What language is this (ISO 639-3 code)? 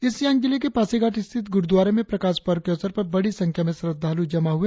hin